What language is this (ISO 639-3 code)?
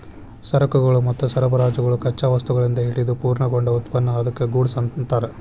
kan